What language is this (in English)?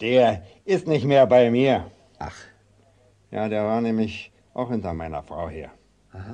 German